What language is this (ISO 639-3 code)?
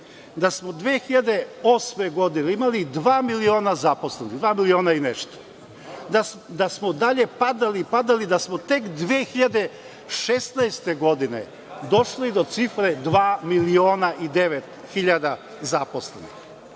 srp